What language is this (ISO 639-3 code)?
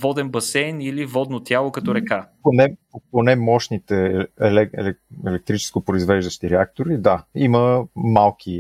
bul